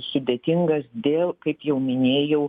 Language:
Lithuanian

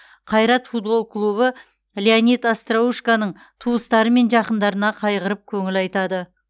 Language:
Kazakh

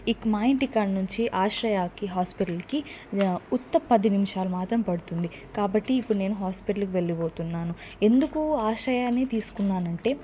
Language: Telugu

